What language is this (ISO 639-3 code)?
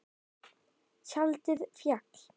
isl